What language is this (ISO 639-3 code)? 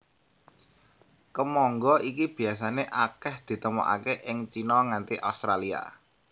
jav